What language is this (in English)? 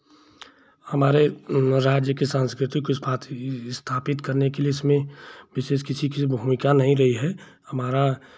Hindi